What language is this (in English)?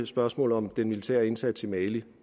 Danish